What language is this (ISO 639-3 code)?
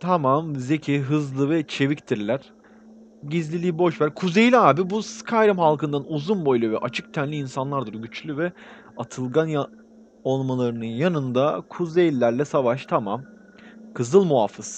tur